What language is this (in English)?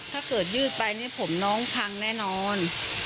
Thai